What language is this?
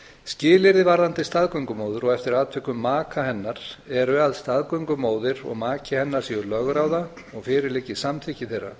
Icelandic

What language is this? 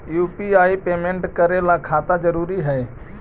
Magahi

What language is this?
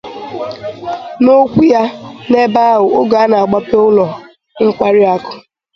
Igbo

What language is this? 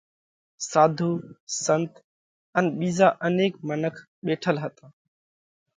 Parkari Koli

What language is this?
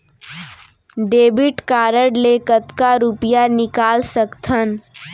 Chhattisgarhi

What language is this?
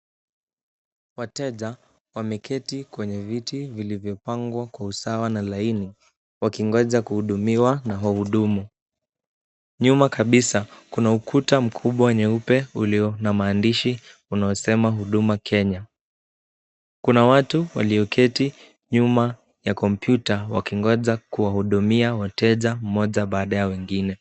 Swahili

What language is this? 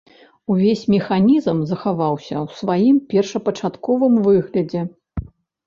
Belarusian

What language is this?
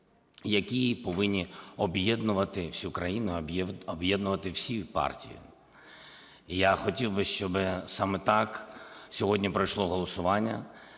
Ukrainian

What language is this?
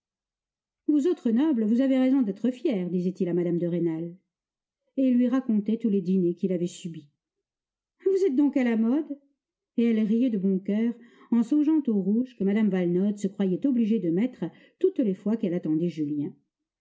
French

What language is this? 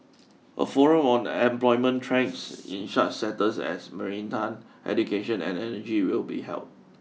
English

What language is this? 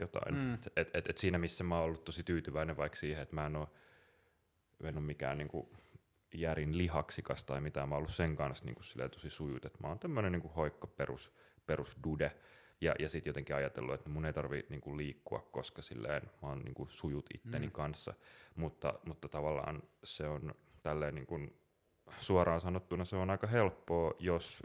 Finnish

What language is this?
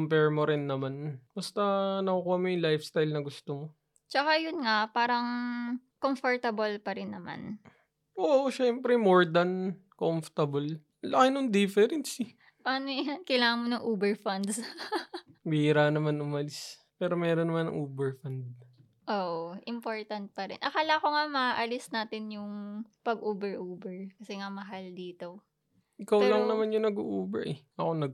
Filipino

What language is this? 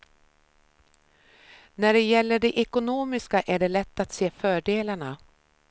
Swedish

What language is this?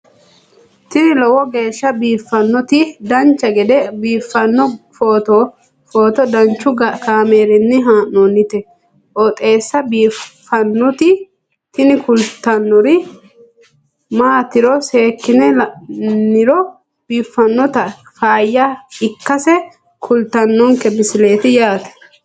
Sidamo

